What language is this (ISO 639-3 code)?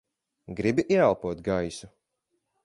lav